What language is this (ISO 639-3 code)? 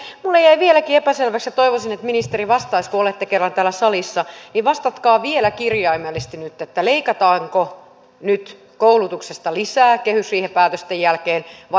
fin